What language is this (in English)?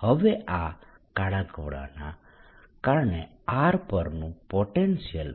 Gujarati